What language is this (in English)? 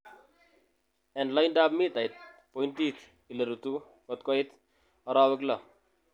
Kalenjin